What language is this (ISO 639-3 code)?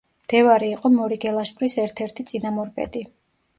kat